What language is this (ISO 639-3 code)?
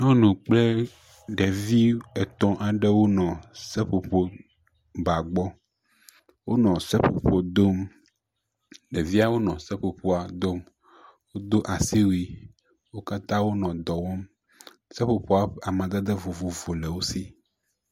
ewe